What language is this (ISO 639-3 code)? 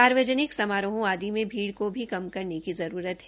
hin